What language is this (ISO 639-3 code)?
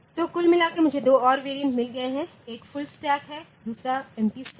hin